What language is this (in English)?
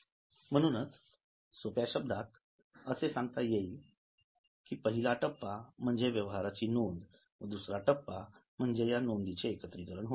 Marathi